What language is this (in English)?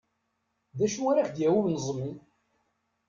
Kabyle